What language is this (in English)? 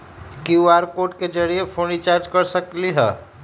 Magahi